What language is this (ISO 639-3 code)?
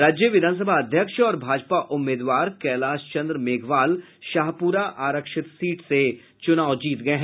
hin